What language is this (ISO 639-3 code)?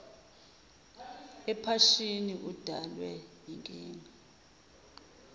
zul